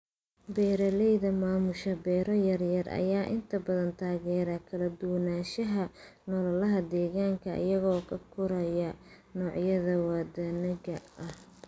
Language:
Somali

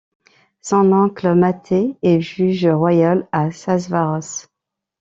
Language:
French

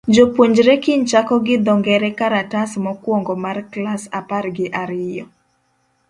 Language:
Luo (Kenya and Tanzania)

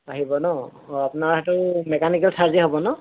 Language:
Assamese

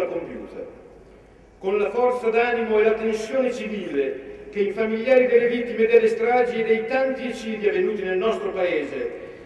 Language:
Italian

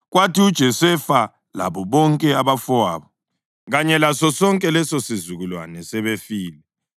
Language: North Ndebele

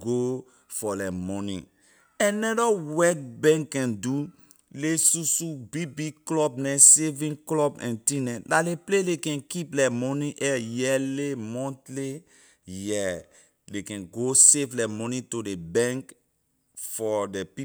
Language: Liberian English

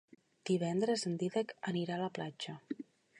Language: Catalan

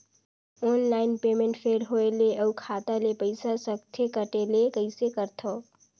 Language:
Chhattisgarhi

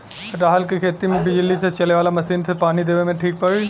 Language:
Bhojpuri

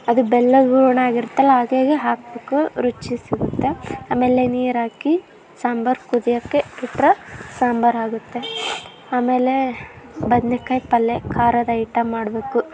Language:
Kannada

